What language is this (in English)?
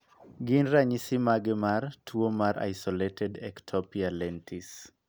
Luo (Kenya and Tanzania)